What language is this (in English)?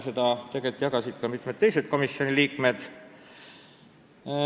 Estonian